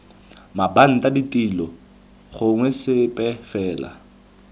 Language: Tswana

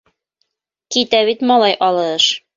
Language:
Bashkir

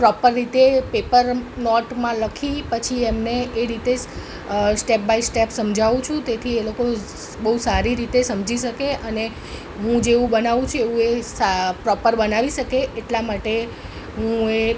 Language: Gujarati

